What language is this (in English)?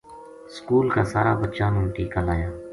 Gujari